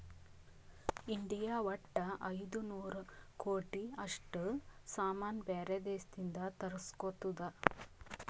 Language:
Kannada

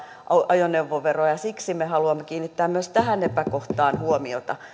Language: Finnish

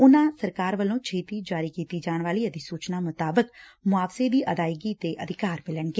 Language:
Punjabi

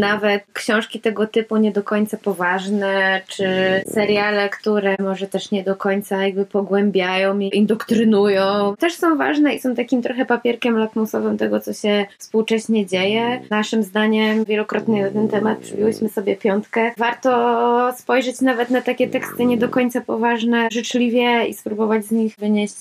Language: Polish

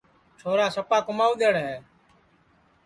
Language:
Sansi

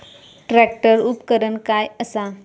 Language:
Marathi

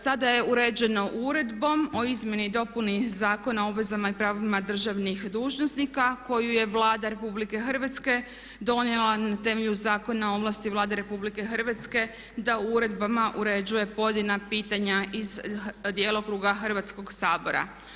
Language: Croatian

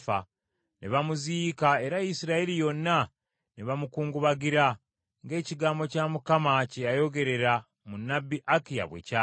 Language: Ganda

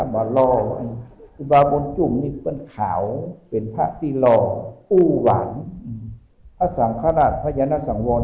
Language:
Thai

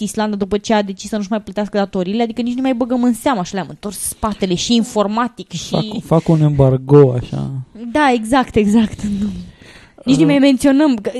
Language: Romanian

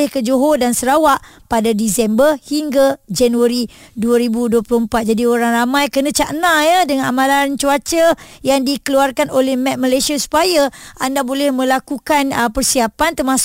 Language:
Malay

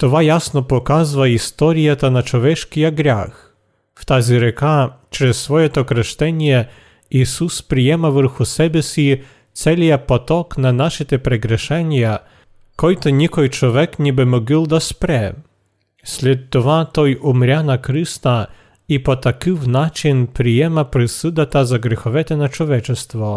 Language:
Bulgarian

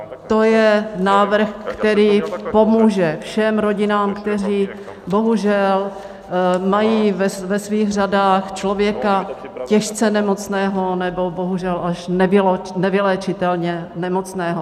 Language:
Czech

